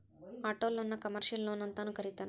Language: Kannada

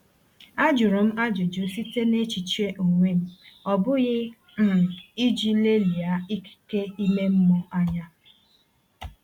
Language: Igbo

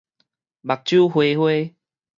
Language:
Min Nan Chinese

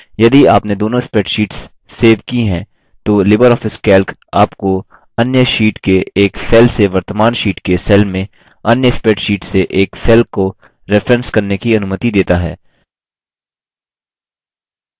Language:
Hindi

